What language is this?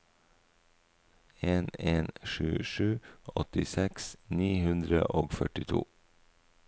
Norwegian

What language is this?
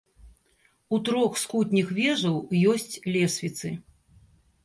Belarusian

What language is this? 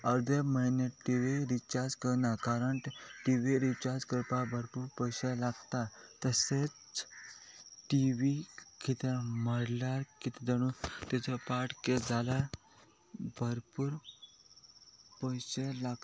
Konkani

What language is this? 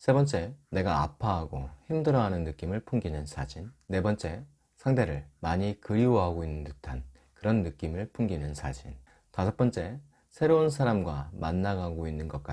Korean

